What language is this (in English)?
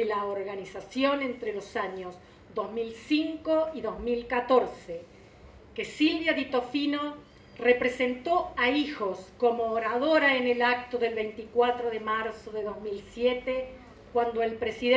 Spanish